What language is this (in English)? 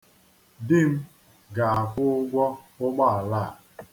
Igbo